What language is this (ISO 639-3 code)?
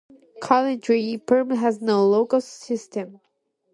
eng